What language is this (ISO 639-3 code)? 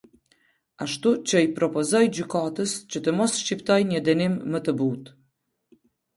sqi